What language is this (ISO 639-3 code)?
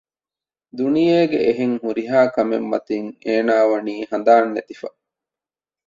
div